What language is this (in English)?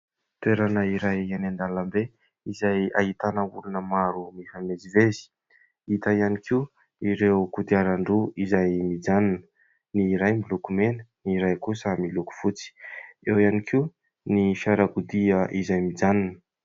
Malagasy